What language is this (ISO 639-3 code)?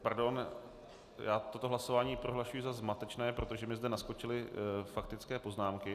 ces